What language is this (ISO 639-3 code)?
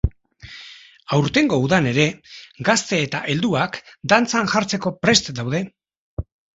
eus